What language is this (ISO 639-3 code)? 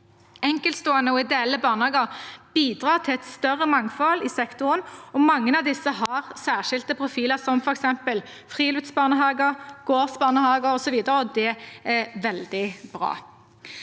nor